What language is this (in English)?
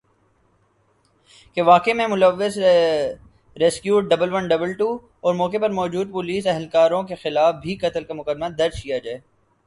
Urdu